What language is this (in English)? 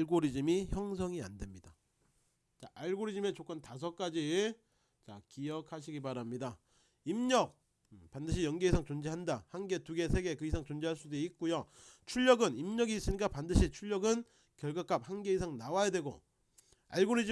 Korean